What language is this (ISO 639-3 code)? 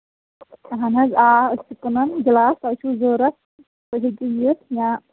kas